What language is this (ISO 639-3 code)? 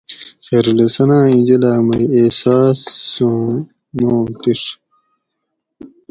gwc